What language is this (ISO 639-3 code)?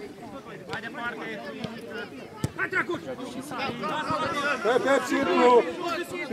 ron